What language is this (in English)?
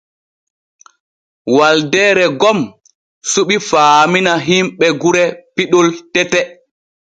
Borgu Fulfulde